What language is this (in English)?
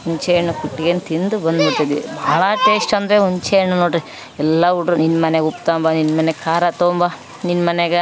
Kannada